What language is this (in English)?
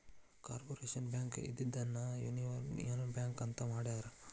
Kannada